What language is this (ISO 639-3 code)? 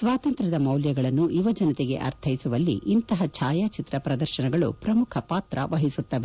kan